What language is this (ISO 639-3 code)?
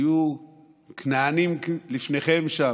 heb